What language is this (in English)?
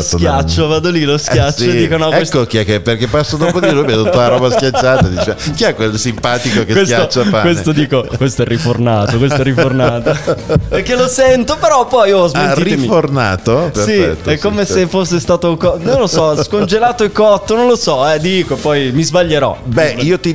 Italian